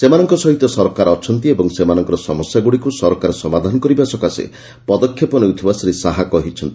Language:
Odia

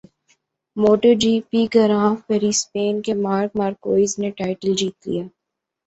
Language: Urdu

